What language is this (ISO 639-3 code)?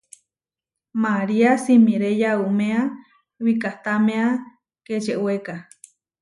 var